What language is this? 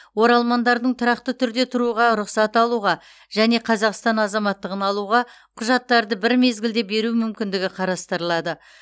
Kazakh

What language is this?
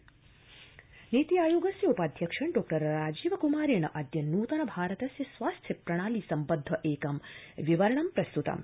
Sanskrit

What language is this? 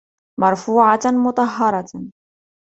Arabic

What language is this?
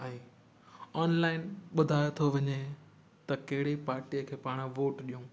Sindhi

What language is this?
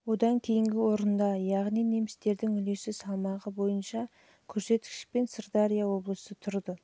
Kazakh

